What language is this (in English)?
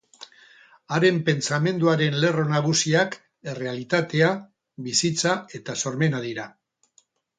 Basque